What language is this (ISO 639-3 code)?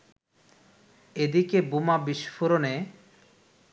ben